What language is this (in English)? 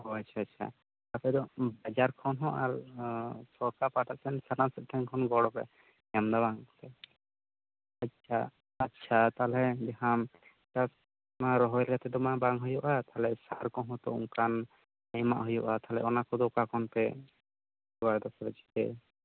Santali